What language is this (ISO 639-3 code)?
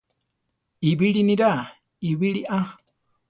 tar